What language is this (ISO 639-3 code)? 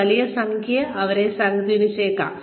mal